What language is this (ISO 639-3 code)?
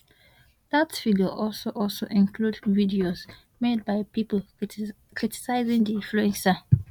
pcm